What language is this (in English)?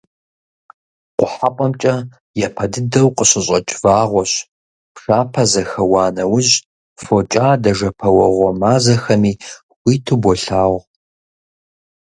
Kabardian